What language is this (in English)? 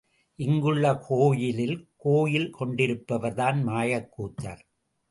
Tamil